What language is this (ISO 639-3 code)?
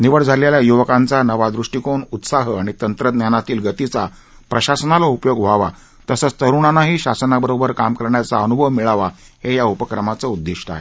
mar